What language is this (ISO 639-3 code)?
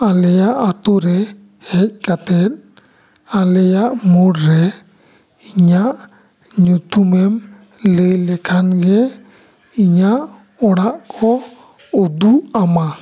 sat